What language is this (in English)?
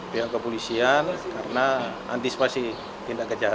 Indonesian